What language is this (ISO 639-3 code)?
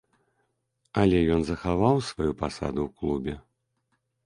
bel